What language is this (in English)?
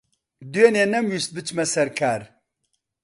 Central Kurdish